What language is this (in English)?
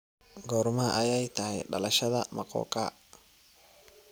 Somali